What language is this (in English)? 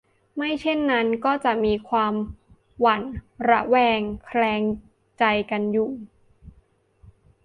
Thai